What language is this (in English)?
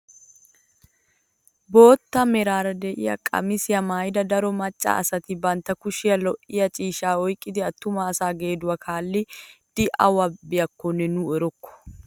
Wolaytta